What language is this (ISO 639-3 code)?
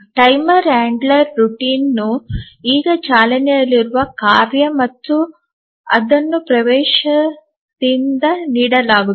kan